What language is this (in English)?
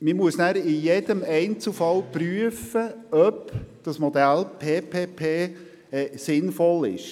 Swiss German